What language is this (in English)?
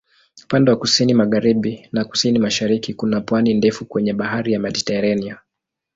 Swahili